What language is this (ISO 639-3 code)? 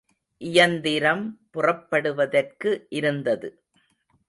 tam